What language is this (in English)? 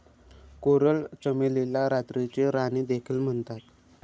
Marathi